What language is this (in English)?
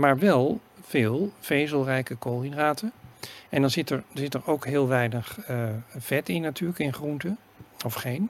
Dutch